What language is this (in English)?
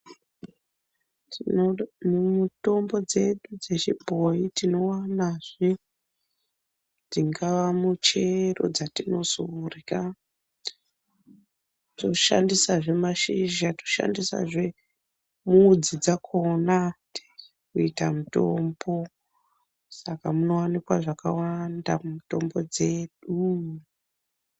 Ndau